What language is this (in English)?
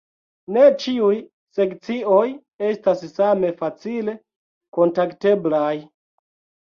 Esperanto